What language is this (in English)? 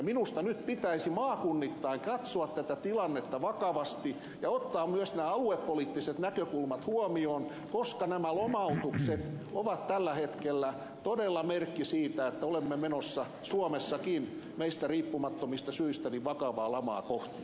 Finnish